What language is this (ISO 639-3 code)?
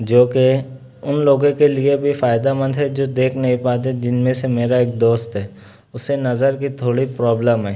urd